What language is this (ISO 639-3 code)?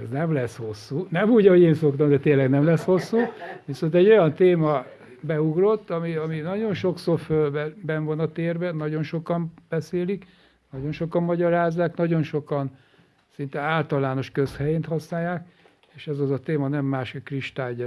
hun